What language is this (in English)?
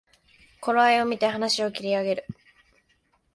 Japanese